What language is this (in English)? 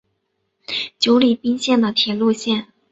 Chinese